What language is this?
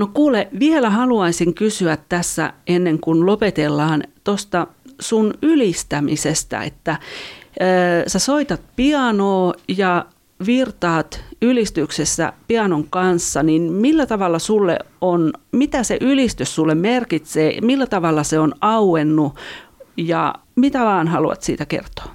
Finnish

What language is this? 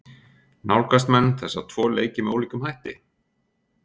Icelandic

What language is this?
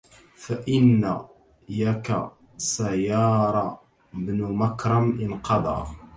Arabic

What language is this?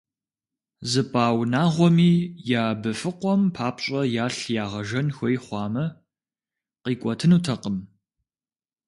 Kabardian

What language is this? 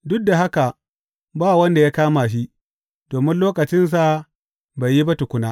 Hausa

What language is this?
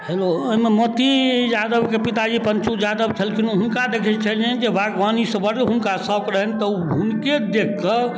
Maithili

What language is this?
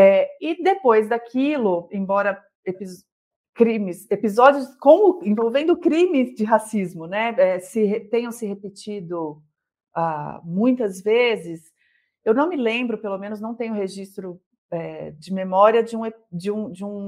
Portuguese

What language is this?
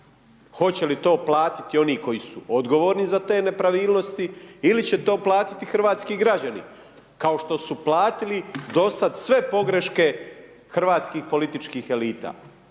Croatian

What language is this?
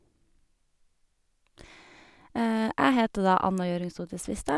Norwegian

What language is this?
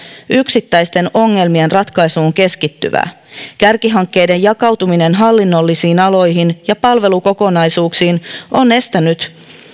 Finnish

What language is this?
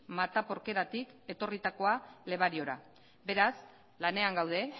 Basque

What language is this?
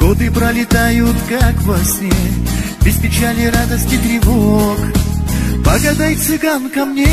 Russian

